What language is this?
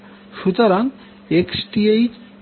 Bangla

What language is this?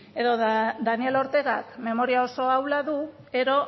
Basque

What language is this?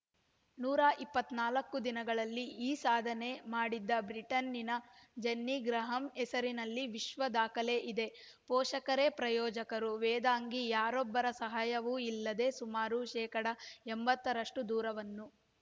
Kannada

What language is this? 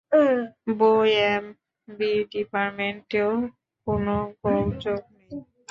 Bangla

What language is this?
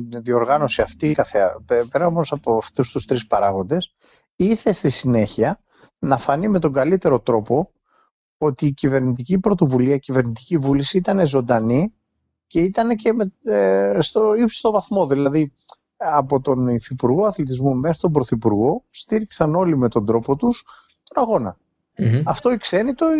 Greek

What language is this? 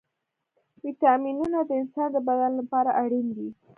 Pashto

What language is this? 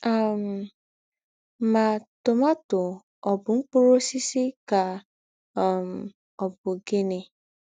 Igbo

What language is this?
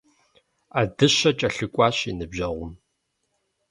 Kabardian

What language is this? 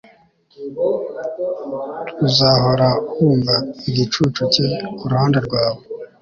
Kinyarwanda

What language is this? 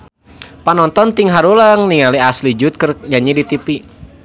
Sundanese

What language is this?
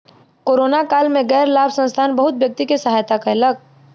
Maithili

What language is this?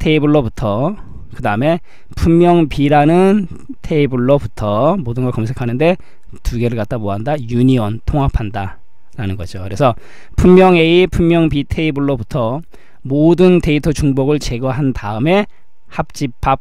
Korean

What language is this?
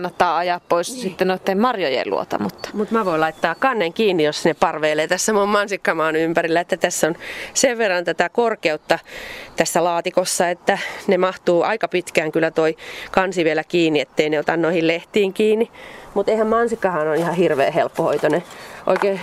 Finnish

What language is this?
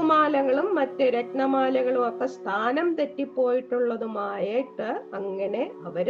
Malayalam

